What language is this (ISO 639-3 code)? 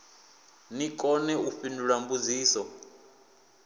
ven